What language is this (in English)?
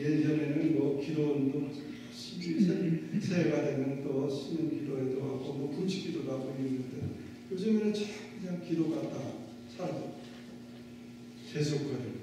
Korean